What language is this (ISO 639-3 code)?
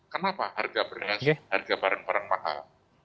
ind